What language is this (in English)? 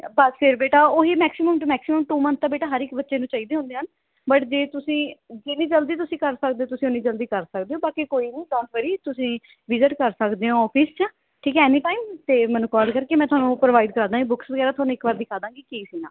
Punjabi